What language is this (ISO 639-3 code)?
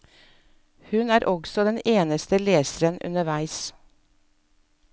nor